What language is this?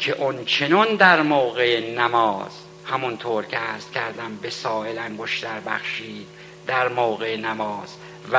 Persian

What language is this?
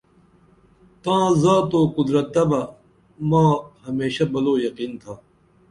Dameli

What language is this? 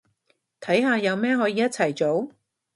Cantonese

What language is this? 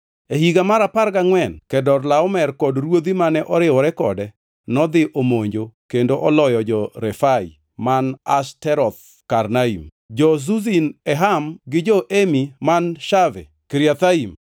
Luo (Kenya and Tanzania)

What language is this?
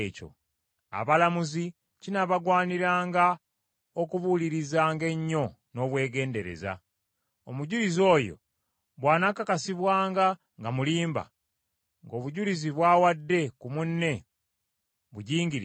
Ganda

